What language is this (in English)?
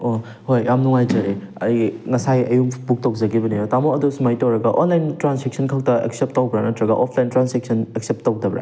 Manipuri